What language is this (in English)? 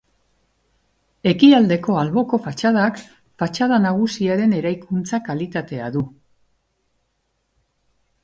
Basque